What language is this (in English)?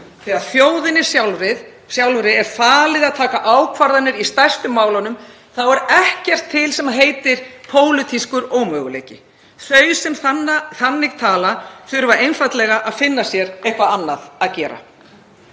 Icelandic